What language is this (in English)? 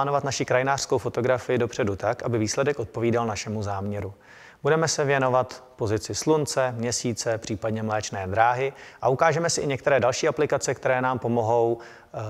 Czech